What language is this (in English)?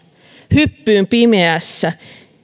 Finnish